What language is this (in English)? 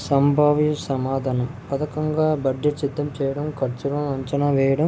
Telugu